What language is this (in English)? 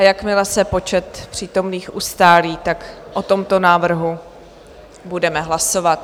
Czech